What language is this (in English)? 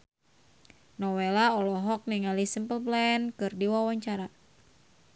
Sundanese